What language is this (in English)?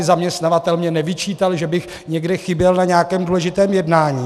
Czech